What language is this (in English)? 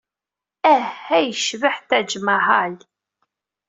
Kabyle